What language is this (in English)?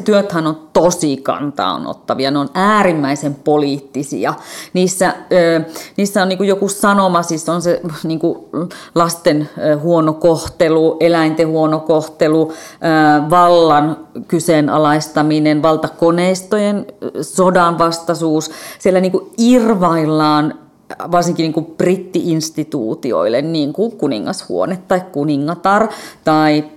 Finnish